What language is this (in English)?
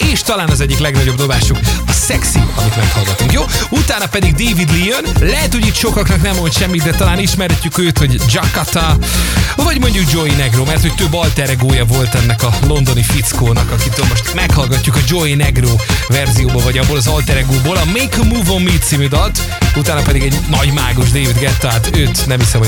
Hungarian